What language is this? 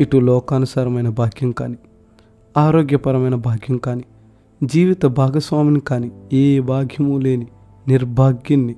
Telugu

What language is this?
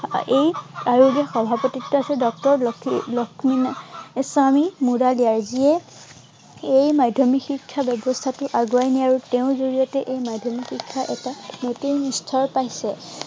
Assamese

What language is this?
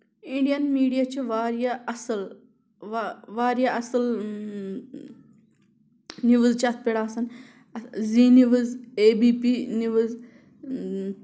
Kashmiri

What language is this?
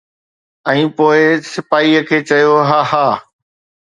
Sindhi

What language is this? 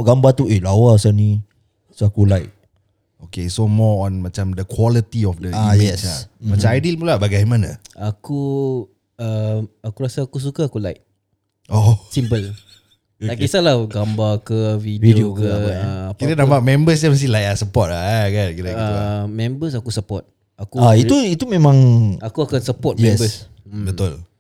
Malay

